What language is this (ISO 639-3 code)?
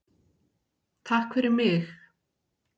isl